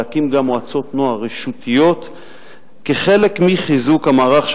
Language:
Hebrew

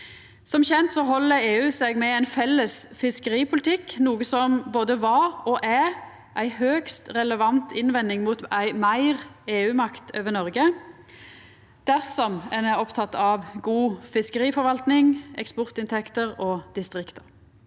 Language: Norwegian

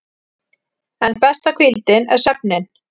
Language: Icelandic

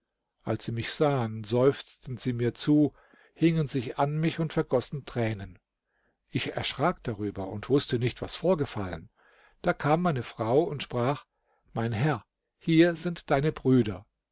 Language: German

